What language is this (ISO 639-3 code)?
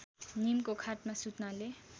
nep